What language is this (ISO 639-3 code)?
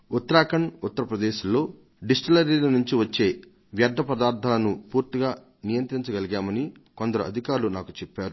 tel